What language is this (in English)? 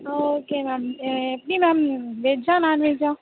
Tamil